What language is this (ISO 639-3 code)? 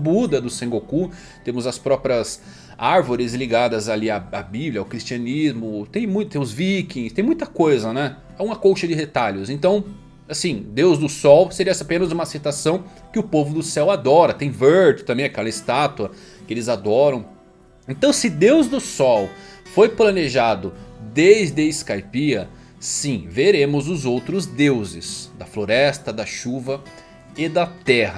por